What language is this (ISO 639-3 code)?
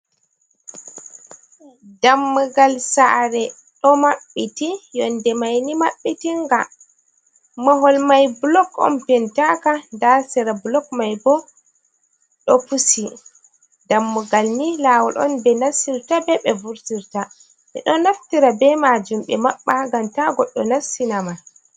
ful